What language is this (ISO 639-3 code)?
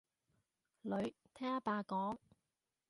yue